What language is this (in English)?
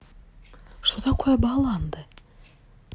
Russian